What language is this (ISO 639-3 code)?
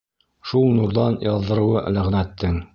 bak